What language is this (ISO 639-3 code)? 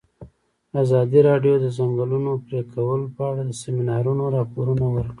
pus